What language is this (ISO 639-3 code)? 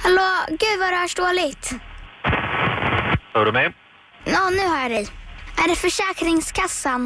swe